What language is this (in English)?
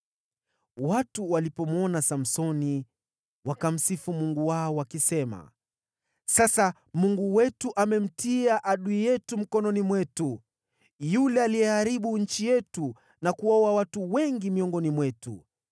Swahili